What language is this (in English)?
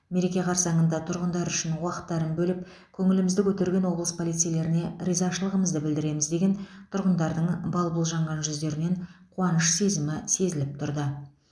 Kazakh